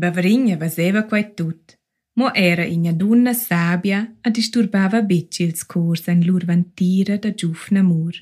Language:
Malay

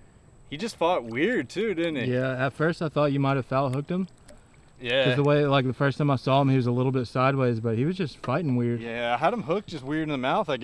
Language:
English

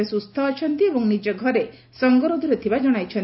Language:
Odia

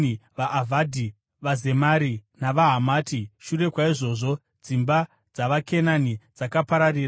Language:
Shona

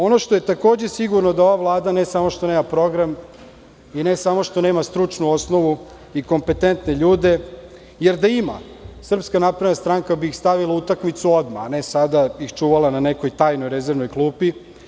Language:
Serbian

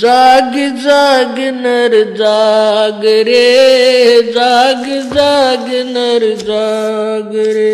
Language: Hindi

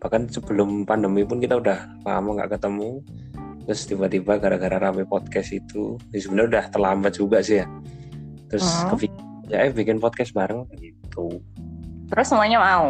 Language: Indonesian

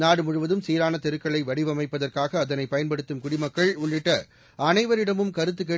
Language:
Tamil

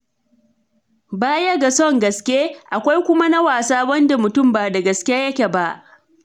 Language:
Hausa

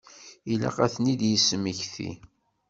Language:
Kabyle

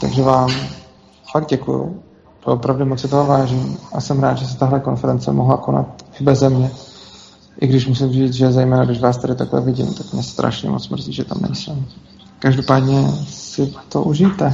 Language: Czech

